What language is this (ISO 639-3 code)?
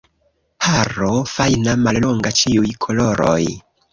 epo